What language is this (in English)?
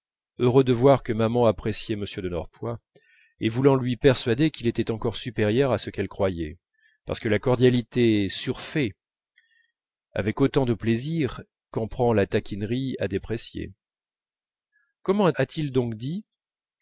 French